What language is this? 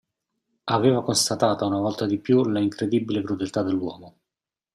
Italian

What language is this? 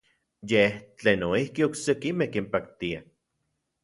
Central Puebla Nahuatl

